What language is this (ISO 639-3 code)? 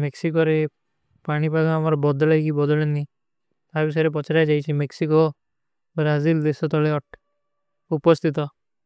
uki